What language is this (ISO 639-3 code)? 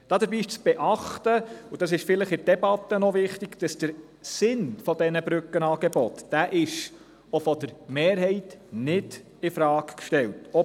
gsw